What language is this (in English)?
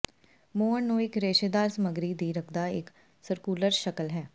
Punjabi